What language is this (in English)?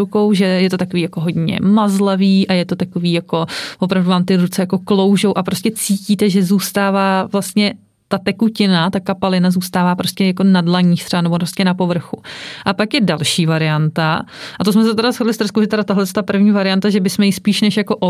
Czech